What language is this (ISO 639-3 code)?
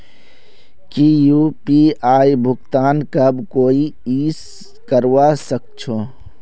mag